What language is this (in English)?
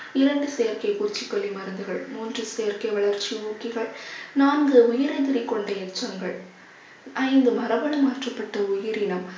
Tamil